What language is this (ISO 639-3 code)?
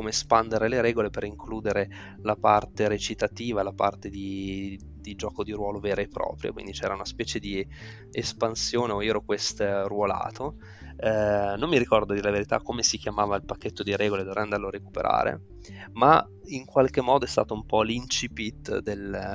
ita